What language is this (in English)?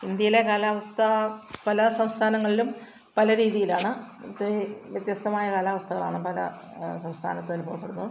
Malayalam